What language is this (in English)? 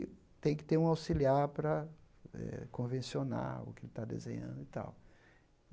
Portuguese